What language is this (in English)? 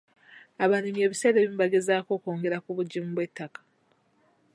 Ganda